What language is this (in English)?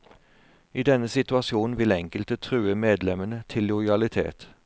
Norwegian